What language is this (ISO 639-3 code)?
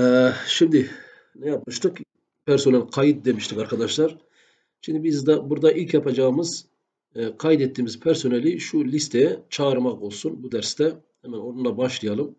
tur